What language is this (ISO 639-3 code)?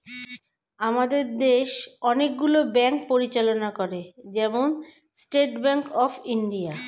ben